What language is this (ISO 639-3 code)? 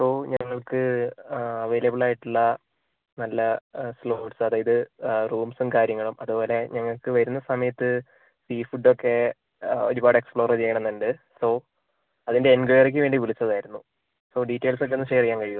mal